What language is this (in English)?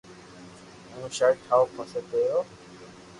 Loarki